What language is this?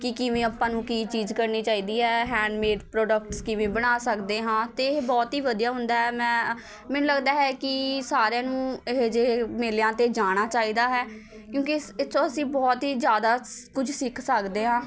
Punjabi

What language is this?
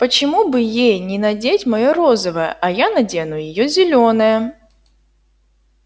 Russian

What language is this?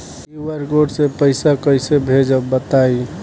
Bhojpuri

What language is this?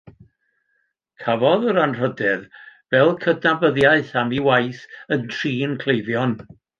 Welsh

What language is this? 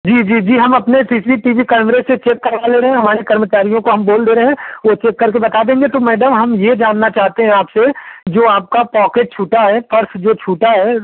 Hindi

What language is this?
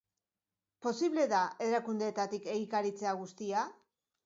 Basque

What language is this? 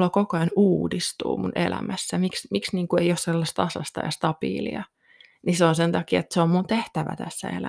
Finnish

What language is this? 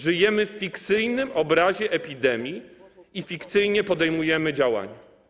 Polish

